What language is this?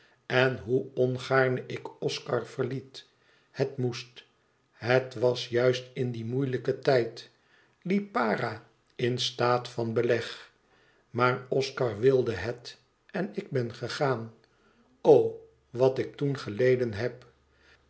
Dutch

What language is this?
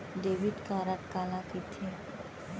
Chhattisgarhi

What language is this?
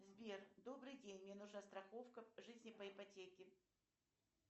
Russian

